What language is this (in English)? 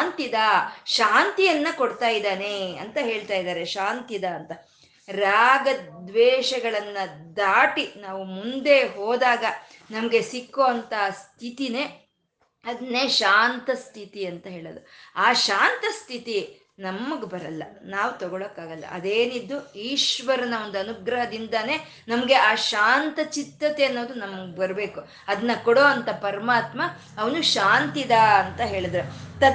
Kannada